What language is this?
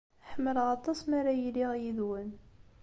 Kabyle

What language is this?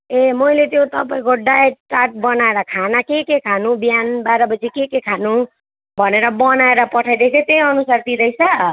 Nepali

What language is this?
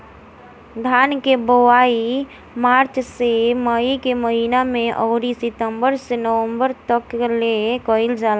Bhojpuri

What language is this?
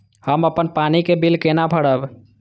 Maithili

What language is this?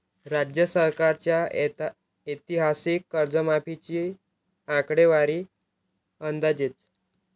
Marathi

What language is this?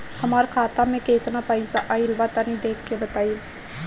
Bhojpuri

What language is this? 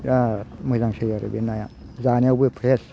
Bodo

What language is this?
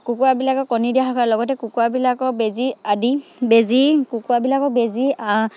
Assamese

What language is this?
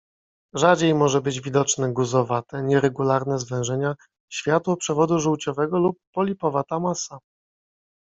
Polish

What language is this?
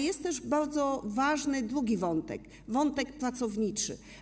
Polish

